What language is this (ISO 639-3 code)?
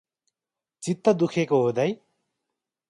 nep